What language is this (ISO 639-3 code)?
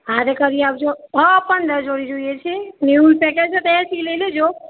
guj